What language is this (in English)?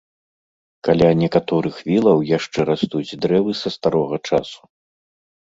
Belarusian